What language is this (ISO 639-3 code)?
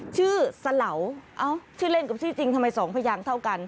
tha